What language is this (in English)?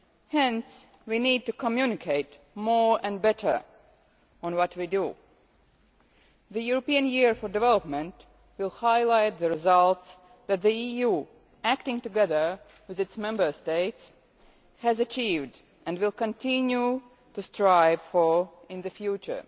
English